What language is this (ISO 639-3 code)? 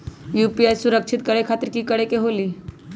mag